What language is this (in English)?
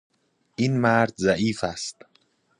Persian